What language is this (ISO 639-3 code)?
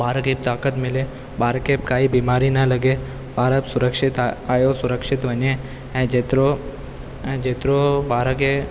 snd